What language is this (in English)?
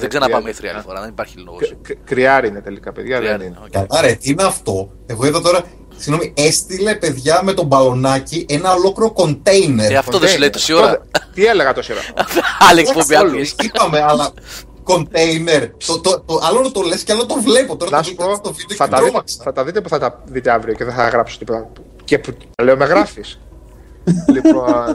Greek